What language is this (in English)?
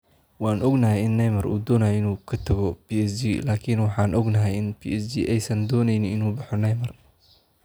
Somali